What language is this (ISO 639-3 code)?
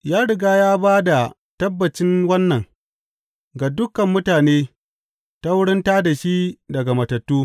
hau